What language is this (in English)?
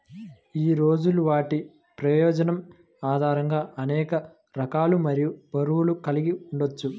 Telugu